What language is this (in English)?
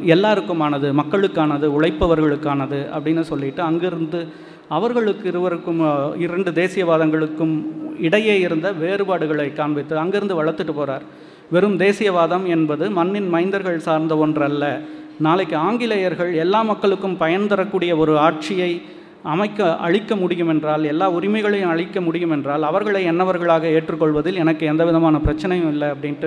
Tamil